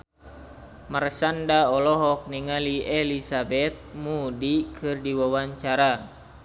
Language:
Sundanese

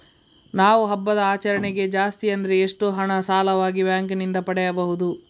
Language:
Kannada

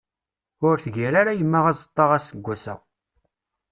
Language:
Kabyle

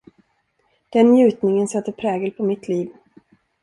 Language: Swedish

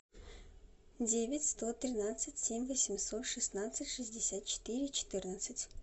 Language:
Russian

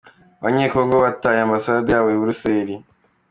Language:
Kinyarwanda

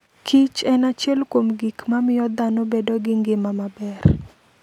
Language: Luo (Kenya and Tanzania)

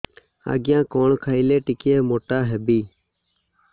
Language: Odia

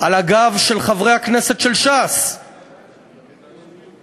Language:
Hebrew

